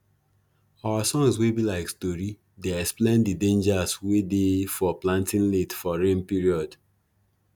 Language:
Nigerian Pidgin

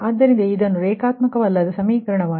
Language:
Kannada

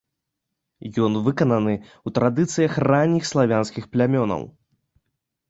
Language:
Belarusian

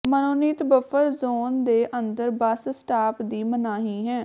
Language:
Punjabi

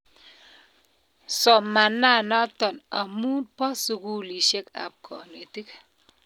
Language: Kalenjin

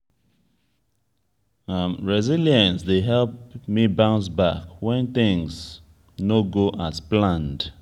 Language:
Nigerian Pidgin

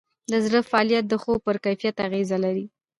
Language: Pashto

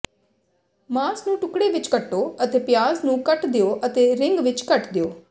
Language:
Punjabi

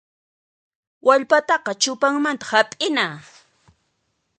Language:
Puno Quechua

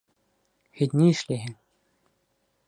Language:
Bashkir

